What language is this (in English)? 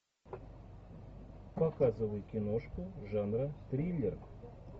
Russian